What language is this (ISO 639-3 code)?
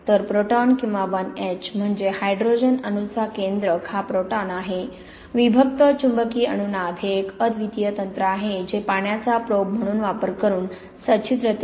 mar